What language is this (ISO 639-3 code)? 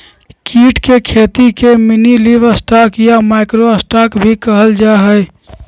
mag